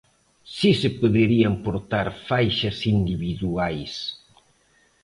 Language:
Galician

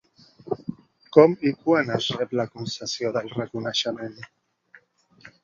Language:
Catalan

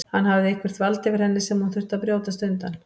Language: Icelandic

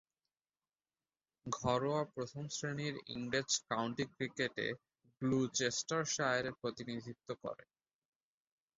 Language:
Bangla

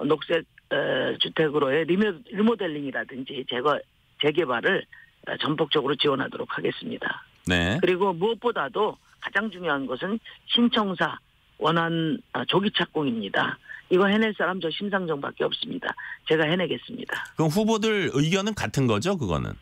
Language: Korean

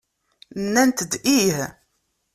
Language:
Kabyle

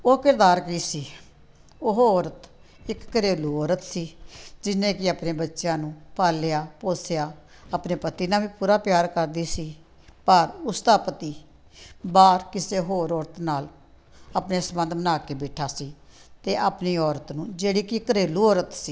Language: Punjabi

